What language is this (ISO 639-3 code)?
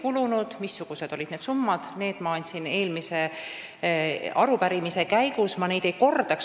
est